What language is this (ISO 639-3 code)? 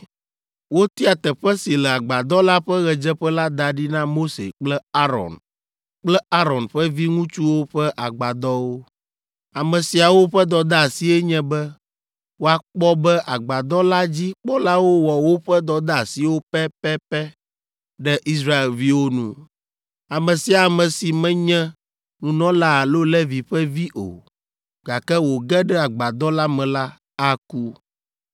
ewe